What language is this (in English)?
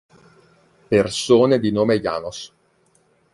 Italian